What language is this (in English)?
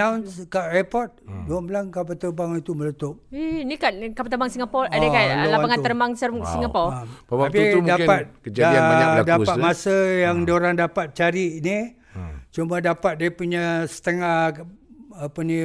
Malay